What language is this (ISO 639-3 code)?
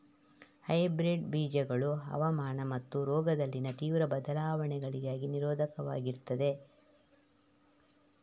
kan